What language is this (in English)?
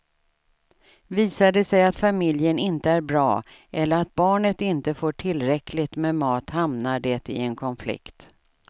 Swedish